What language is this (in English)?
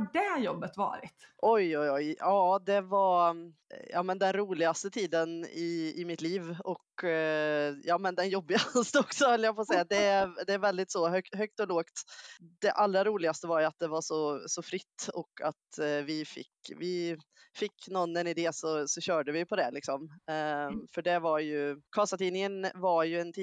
Swedish